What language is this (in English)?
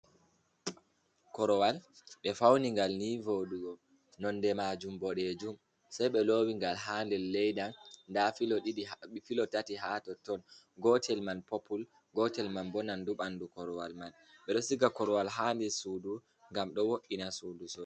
Fula